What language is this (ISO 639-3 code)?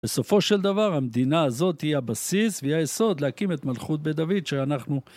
heb